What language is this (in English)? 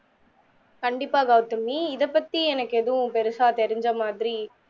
Tamil